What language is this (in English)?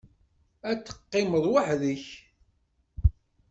Kabyle